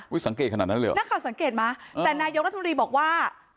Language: Thai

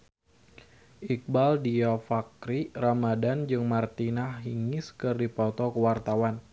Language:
Sundanese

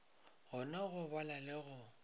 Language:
Northern Sotho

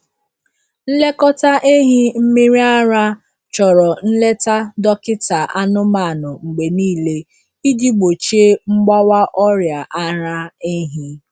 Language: Igbo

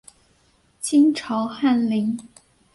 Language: Chinese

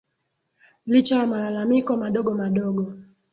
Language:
Swahili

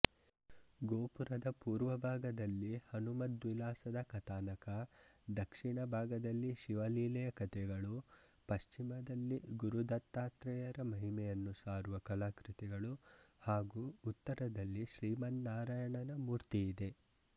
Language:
Kannada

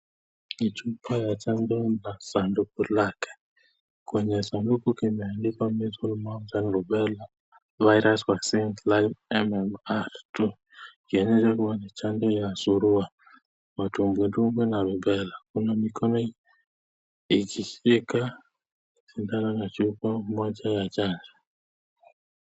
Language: Swahili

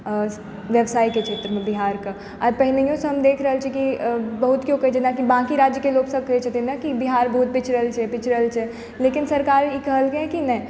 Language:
Maithili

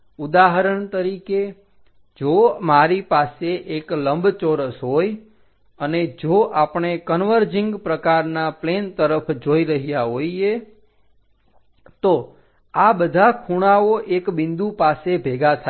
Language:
Gujarati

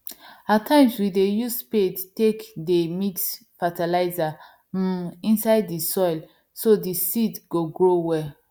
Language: Nigerian Pidgin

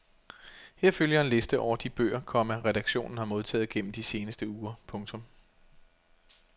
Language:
Danish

